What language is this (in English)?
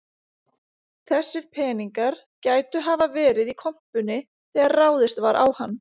Icelandic